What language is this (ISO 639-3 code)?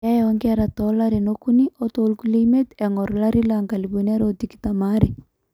mas